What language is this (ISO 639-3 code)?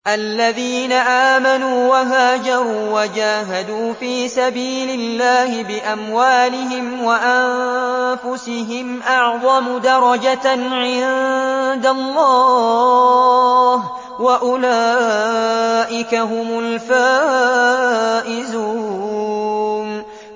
ara